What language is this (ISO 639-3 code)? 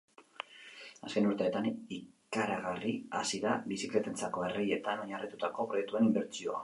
eus